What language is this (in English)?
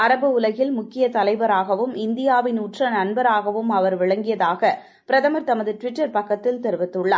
Tamil